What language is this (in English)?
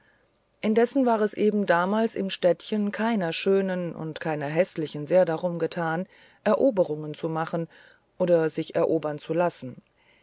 German